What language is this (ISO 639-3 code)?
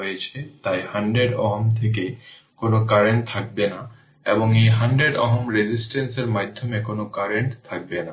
ben